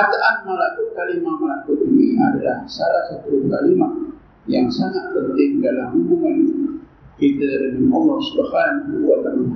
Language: Malay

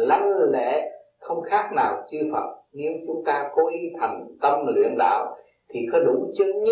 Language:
Vietnamese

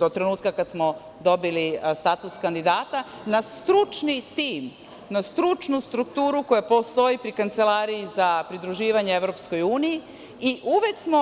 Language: Serbian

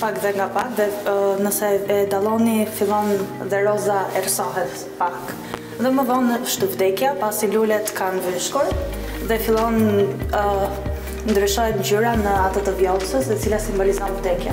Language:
Romanian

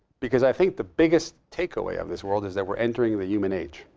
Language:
English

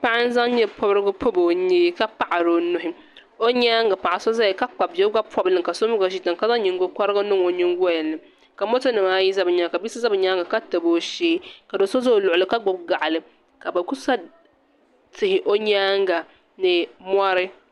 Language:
Dagbani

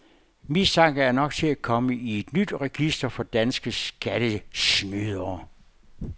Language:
Danish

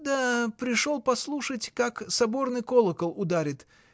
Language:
Russian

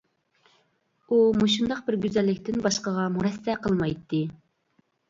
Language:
Uyghur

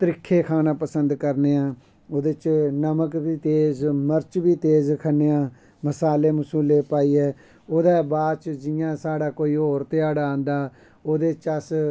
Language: Dogri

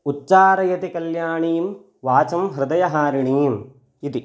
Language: Sanskrit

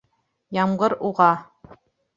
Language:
Bashkir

